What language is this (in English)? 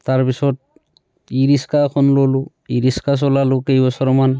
Assamese